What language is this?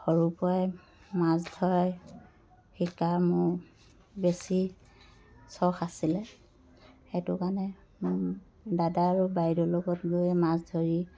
Assamese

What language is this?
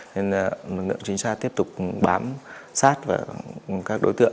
Vietnamese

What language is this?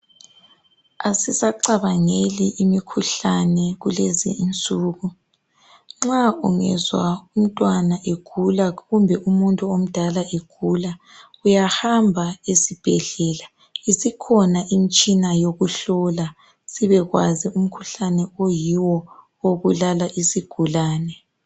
North Ndebele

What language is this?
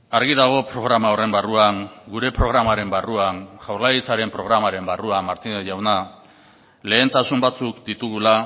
Basque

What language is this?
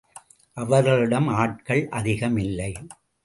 Tamil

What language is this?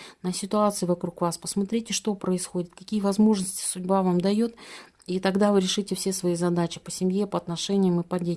Russian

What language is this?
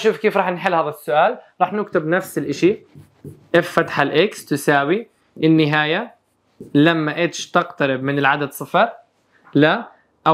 Arabic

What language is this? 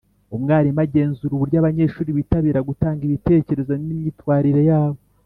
Kinyarwanda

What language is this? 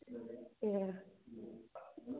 Bodo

